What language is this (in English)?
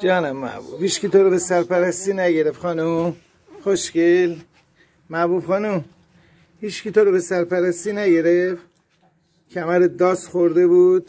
Persian